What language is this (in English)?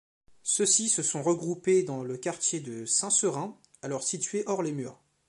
French